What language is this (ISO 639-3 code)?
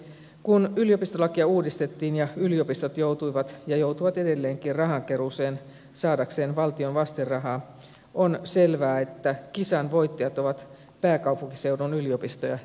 fin